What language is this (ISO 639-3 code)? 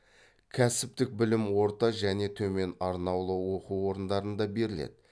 kaz